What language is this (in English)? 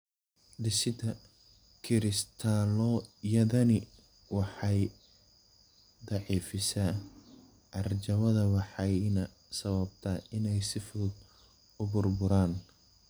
Somali